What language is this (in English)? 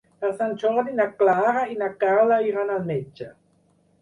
Catalan